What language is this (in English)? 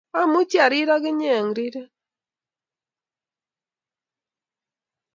Kalenjin